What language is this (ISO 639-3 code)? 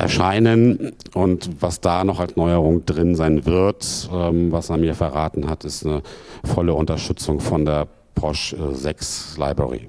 deu